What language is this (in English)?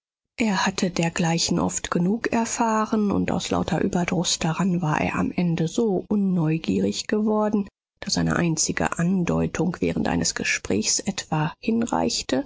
German